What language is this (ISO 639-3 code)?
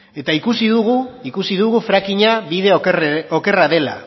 eus